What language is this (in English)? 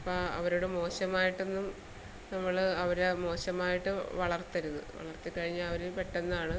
Malayalam